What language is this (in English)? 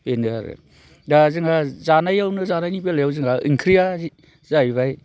Bodo